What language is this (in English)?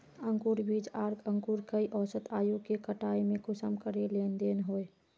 Magahi